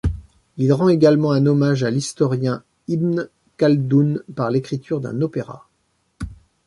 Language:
French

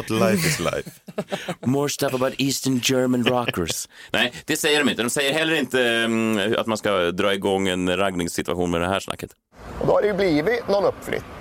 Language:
Swedish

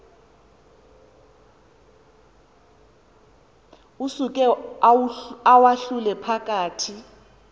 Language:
Xhosa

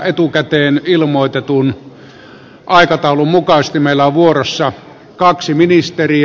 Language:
Finnish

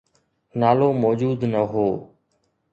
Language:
Sindhi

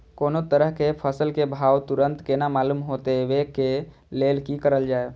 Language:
Maithili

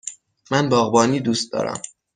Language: Persian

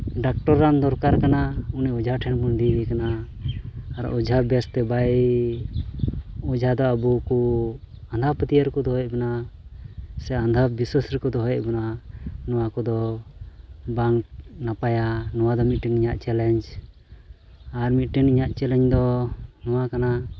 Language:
Santali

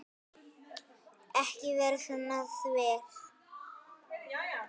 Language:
Icelandic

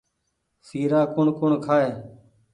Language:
Goaria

